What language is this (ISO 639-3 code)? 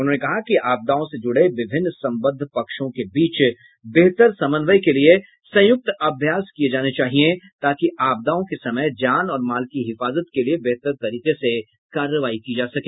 hin